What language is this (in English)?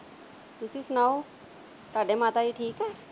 Punjabi